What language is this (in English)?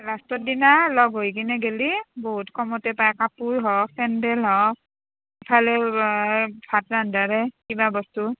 Assamese